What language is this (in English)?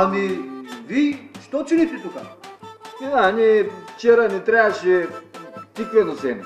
Bulgarian